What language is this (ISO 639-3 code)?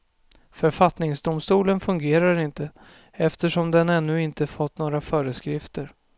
swe